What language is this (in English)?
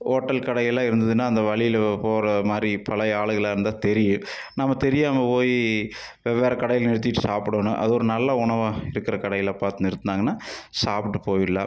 Tamil